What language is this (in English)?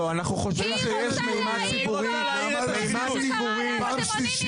Hebrew